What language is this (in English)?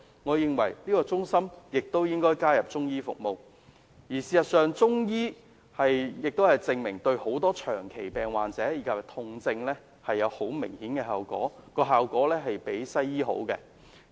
Cantonese